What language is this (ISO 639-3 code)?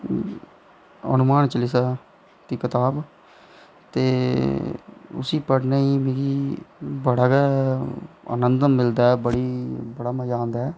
doi